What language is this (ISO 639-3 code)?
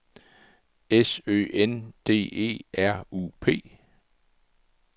dan